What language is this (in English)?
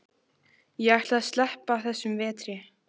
Icelandic